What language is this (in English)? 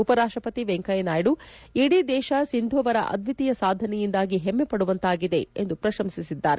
Kannada